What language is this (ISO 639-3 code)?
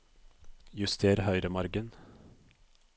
nor